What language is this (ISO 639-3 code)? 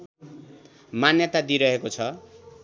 nep